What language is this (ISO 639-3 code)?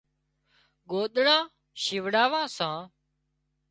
kxp